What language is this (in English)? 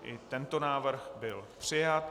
Czech